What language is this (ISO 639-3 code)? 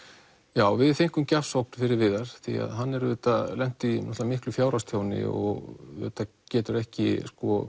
isl